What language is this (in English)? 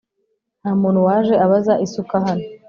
Kinyarwanda